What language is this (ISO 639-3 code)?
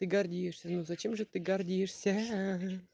rus